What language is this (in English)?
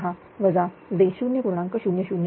Marathi